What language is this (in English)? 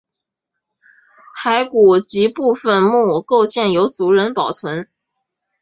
Chinese